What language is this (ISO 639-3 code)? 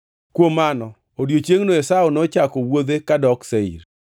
luo